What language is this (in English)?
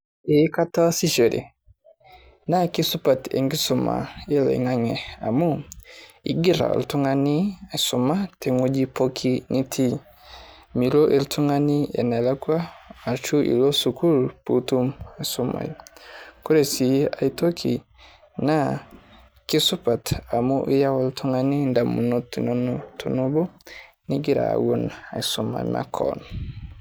Masai